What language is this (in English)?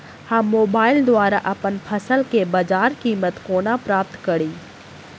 Maithili